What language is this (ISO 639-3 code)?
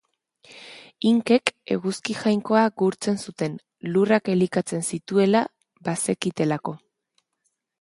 eus